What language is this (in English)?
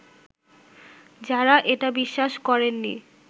Bangla